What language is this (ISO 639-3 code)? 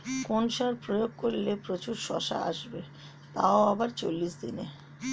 ben